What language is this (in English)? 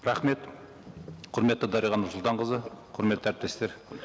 Kazakh